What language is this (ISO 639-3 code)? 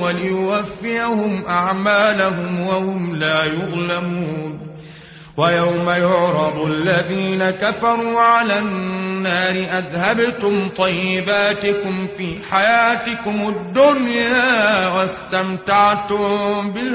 ara